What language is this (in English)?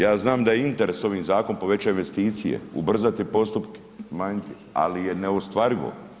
Croatian